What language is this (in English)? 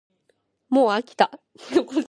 Japanese